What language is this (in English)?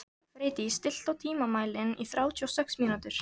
Icelandic